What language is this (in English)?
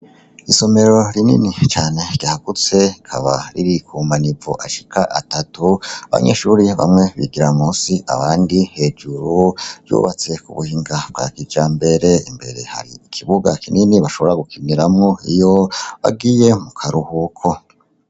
Rundi